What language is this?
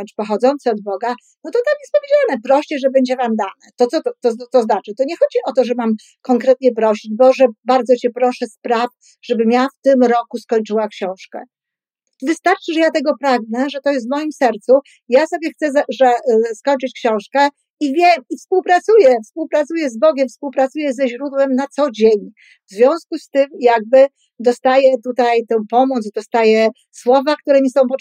Polish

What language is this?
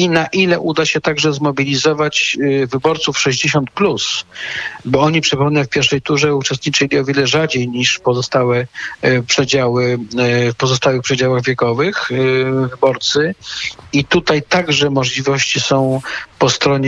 Polish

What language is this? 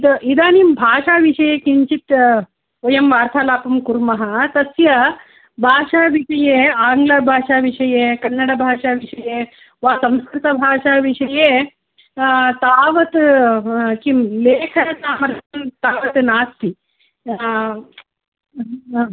Sanskrit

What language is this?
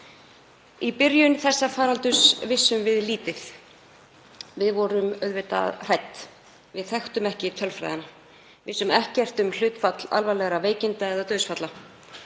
Icelandic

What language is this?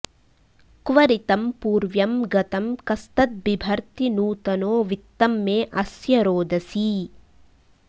Sanskrit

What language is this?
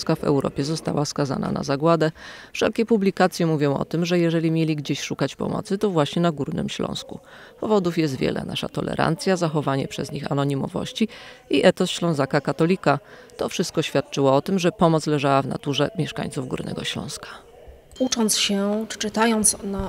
Polish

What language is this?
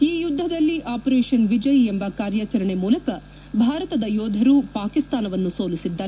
Kannada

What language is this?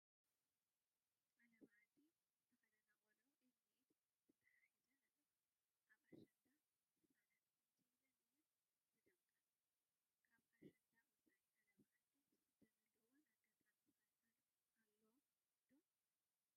Tigrinya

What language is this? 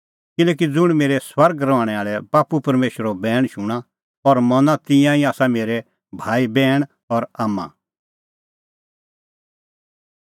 Kullu Pahari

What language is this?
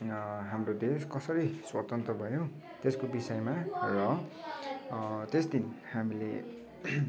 Nepali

